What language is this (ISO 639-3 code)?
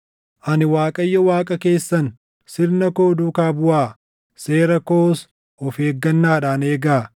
orm